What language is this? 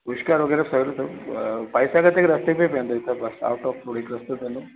Sindhi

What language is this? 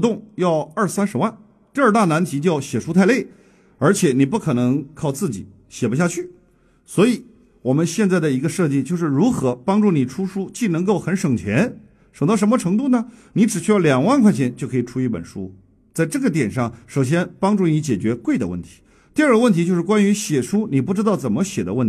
Chinese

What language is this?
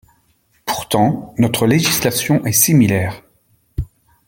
French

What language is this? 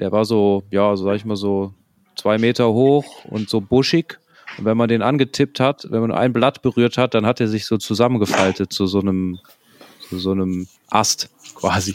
German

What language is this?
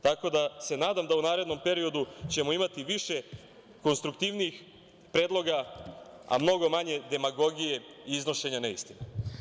Serbian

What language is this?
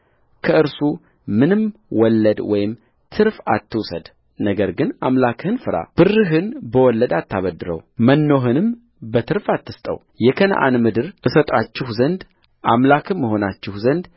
Amharic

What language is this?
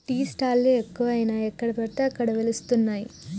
Telugu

